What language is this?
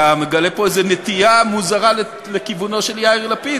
Hebrew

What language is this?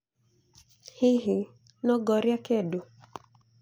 Kikuyu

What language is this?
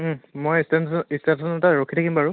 Assamese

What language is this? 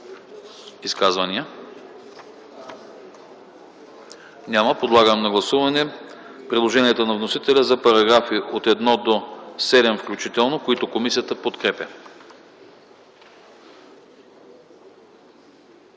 Bulgarian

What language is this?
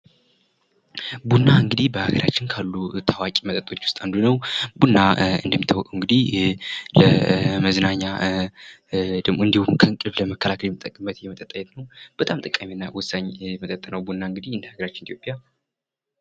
Amharic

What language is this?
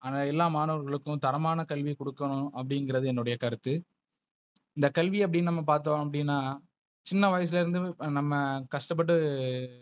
Tamil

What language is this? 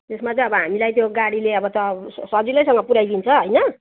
Nepali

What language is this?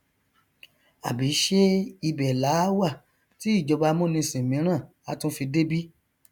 Yoruba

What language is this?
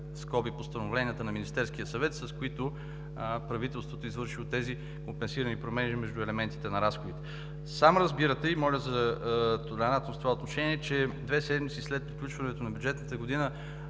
Bulgarian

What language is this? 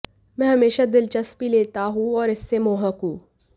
Hindi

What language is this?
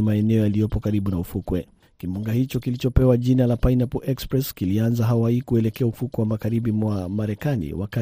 Swahili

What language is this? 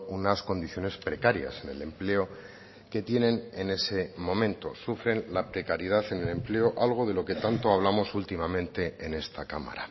Spanish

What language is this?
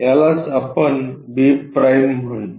Marathi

